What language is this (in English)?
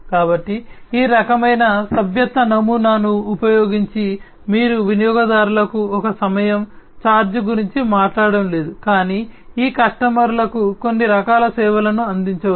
Telugu